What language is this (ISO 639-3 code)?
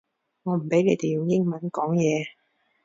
yue